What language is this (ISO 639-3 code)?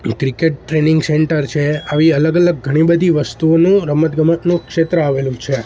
guj